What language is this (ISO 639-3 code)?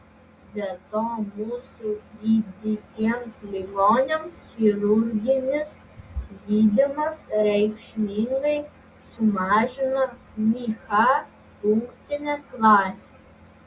lit